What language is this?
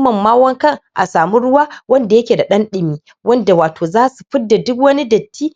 Hausa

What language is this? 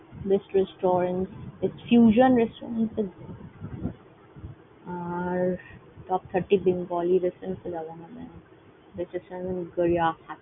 Bangla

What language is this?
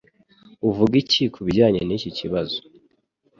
Kinyarwanda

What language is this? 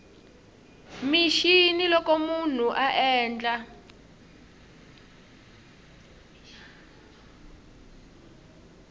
Tsonga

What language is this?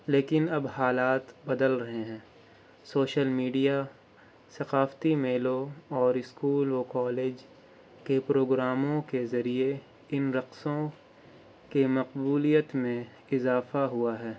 Urdu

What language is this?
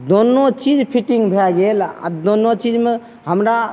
Maithili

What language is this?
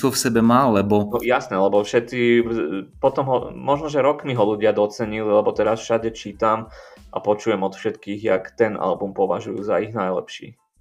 Slovak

